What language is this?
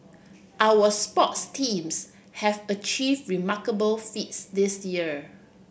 English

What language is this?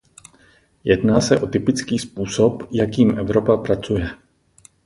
Czech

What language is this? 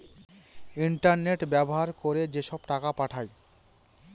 Bangla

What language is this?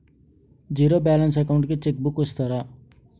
Telugu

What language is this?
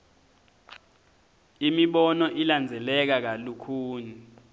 Swati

